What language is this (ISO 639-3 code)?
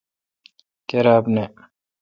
xka